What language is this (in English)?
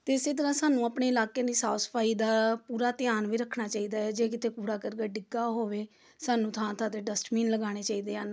Punjabi